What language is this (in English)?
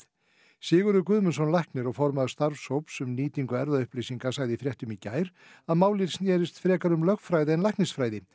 Icelandic